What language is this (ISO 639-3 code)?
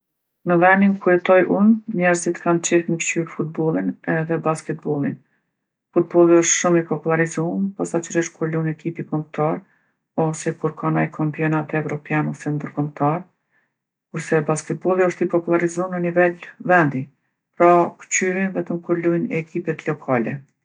aln